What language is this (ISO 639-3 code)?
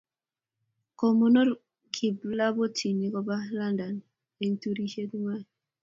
kln